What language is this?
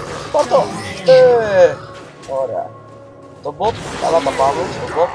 Greek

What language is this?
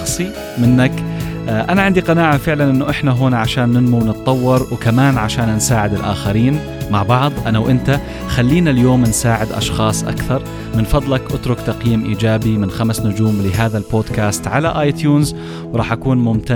Arabic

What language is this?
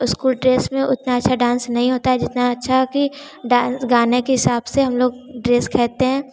Hindi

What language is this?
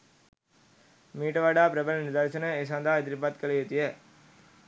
Sinhala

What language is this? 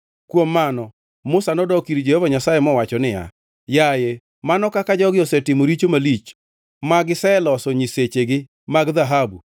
Luo (Kenya and Tanzania)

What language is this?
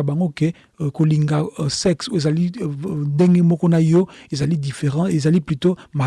French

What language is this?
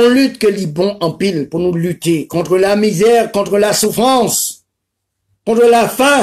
French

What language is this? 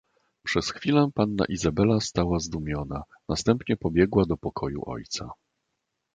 Polish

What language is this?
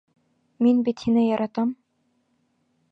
Bashkir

